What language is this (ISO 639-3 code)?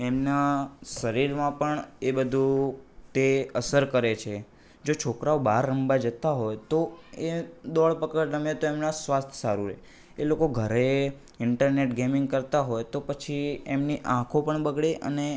guj